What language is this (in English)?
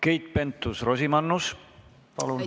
Estonian